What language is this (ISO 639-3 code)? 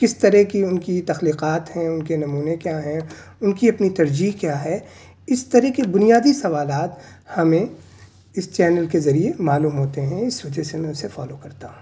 urd